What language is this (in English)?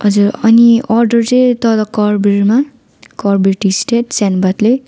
Nepali